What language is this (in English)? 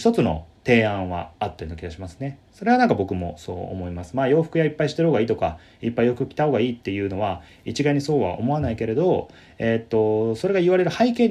Japanese